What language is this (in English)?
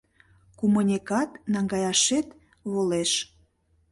Mari